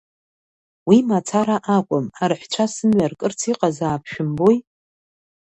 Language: Abkhazian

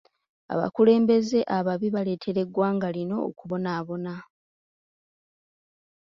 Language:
Ganda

